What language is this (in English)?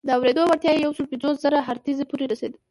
Pashto